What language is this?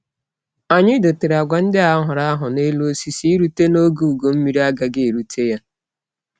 Igbo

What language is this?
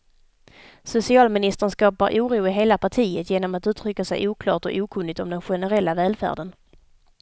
Swedish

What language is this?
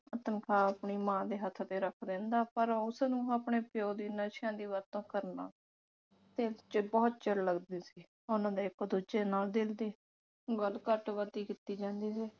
Punjabi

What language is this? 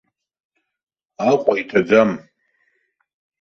Abkhazian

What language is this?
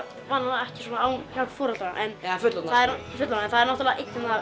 Icelandic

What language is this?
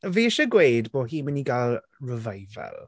Welsh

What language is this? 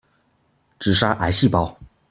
Chinese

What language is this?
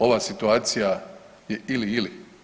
Croatian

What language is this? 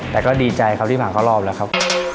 Thai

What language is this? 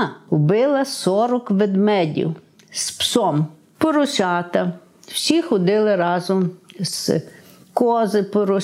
Ukrainian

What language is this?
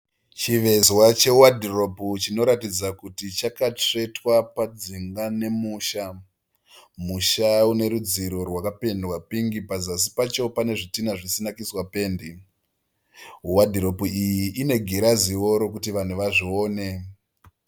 Shona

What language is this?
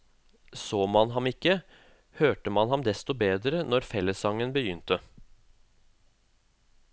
Norwegian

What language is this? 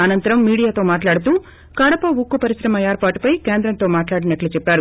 Telugu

